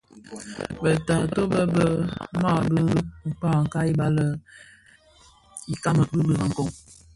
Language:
Bafia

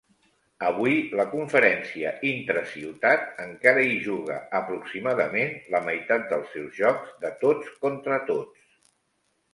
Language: Catalan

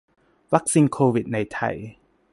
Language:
Thai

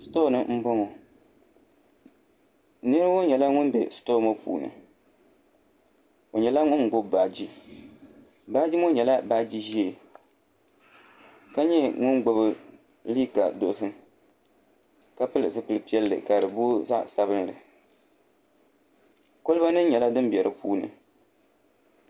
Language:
Dagbani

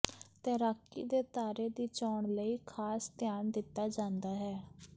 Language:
Punjabi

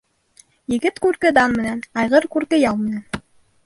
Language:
Bashkir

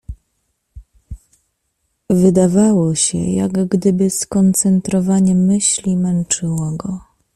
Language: Polish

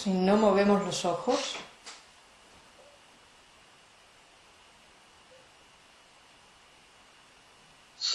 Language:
Spanish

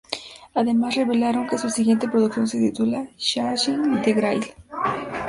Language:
Spanish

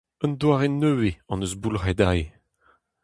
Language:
Breton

